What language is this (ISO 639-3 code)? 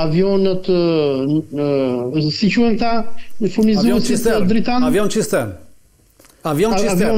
ron